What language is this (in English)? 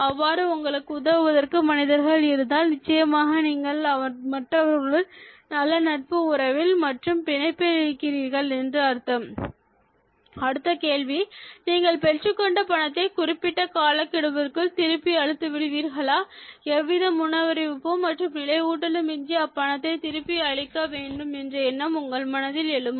Tamil